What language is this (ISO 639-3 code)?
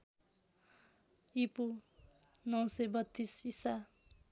nep